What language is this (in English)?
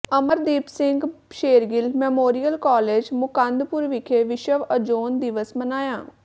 Punjabi